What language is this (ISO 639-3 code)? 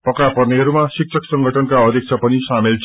nep